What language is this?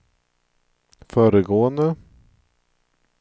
Swedish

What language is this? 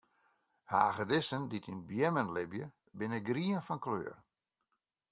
Western Frisian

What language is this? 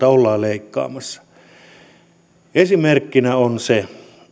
Finnish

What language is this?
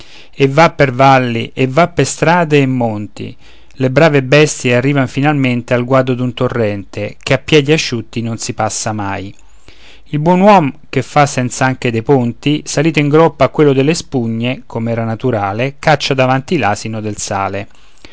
Italian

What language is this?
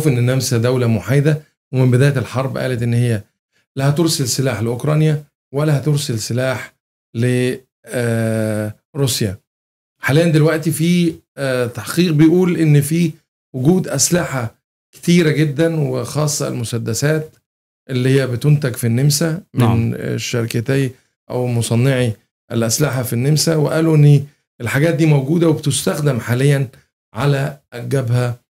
Arabic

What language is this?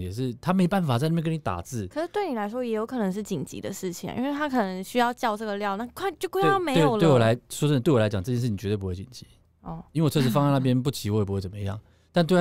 Chinese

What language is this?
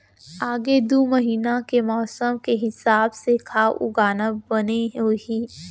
Chhattisgarhi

